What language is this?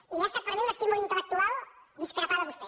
Catalan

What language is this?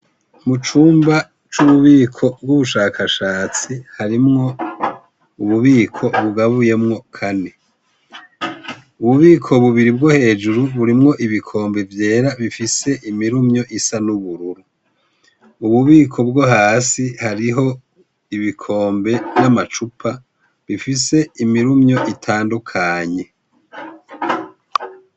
Rundi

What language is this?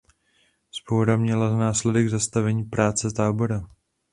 Czech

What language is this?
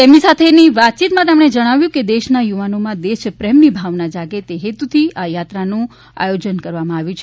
Gujarati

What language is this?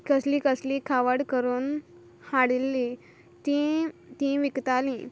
Konkani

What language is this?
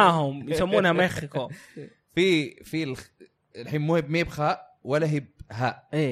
Arabic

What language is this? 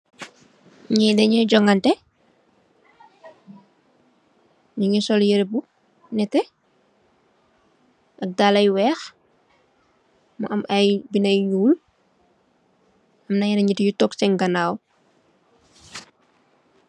Wolof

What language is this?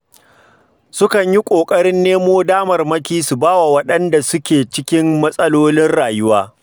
Hausa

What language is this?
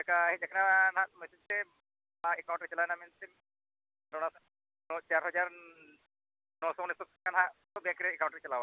Santali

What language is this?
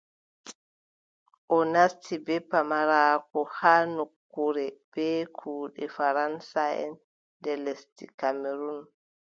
Adamawa Fulfulde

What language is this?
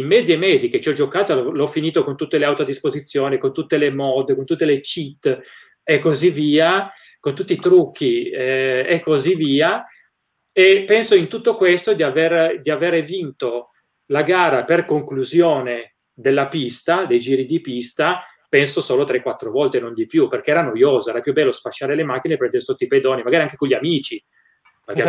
Italian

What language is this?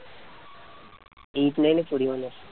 Bangla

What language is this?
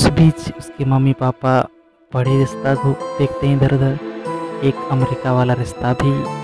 Hindi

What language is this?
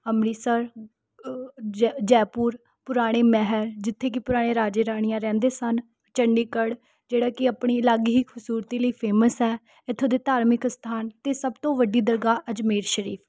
Punjabi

